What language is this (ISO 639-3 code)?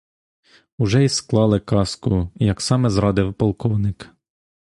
ukr